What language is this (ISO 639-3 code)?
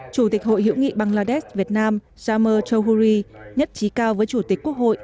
vie